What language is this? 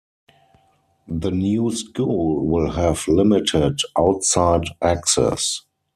English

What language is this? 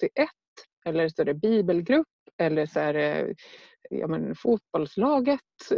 Swedish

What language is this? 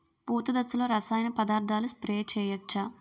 Telugu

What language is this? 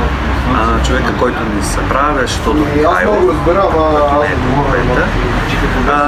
Bulgarian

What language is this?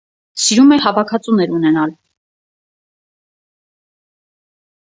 Armenian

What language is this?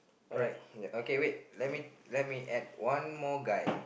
English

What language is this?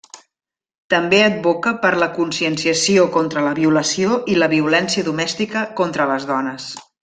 Catalan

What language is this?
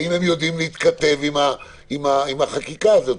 Hebrew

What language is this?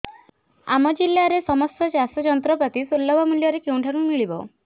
Odia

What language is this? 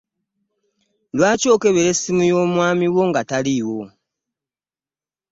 Ganda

